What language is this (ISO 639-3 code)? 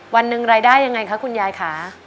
tha